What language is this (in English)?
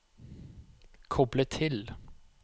Norwegian